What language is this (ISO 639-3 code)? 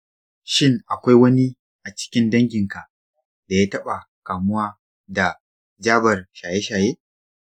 hau